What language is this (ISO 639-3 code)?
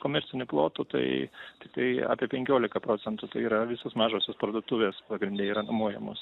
lit